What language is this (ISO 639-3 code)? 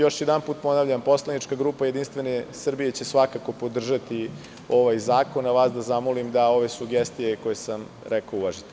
srp